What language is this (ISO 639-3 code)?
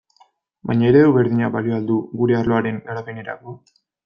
eus